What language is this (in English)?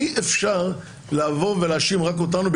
Hebrew